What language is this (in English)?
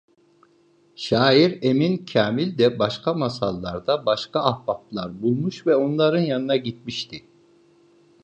Turkish